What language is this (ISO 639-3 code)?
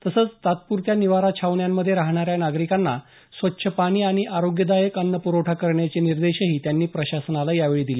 mar